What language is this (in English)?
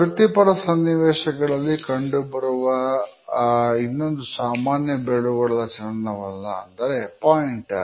Kannada